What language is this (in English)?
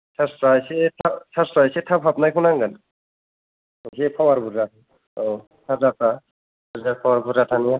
Bodo